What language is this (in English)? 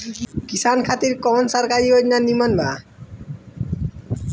Bhojpuri